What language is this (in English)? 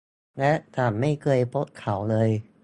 Thai